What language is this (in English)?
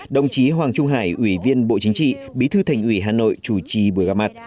Vietnamese